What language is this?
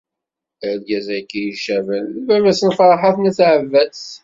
Kabyle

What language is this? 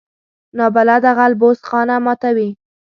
Pashto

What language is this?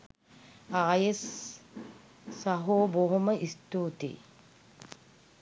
Sinhala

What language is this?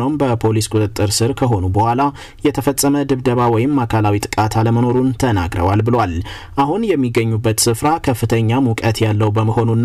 Amharic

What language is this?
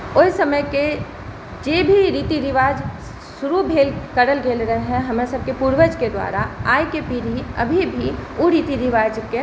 Maithili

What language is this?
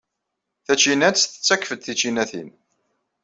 Kabyle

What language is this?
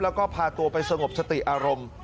Thai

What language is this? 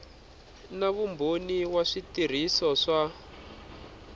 Tsonga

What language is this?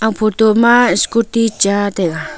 Wancho Naga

